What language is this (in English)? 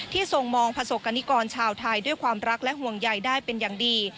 Thai